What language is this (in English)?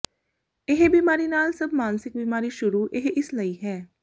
Punjabi